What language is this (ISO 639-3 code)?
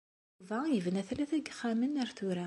kab